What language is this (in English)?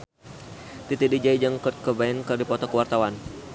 Sundanese